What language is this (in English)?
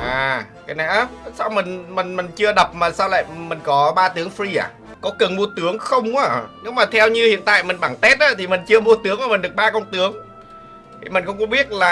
Vietnamese